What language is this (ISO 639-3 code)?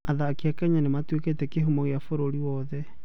kik